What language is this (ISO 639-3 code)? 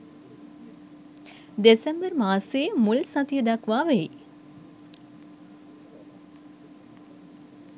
sin